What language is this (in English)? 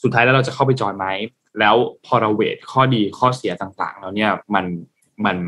Thai